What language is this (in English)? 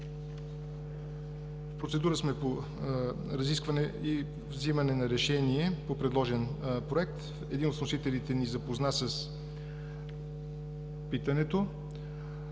Bulgarian